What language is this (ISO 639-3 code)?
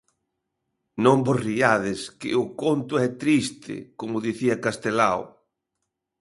glg